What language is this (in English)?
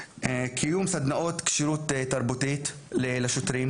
Hebrew